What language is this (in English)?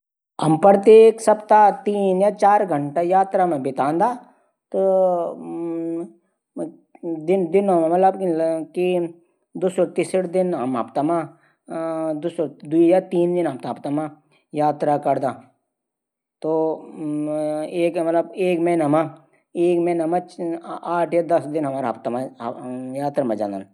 Garhwali